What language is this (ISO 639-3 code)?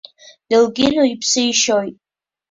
abk